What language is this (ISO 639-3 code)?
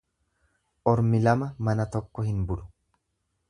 orm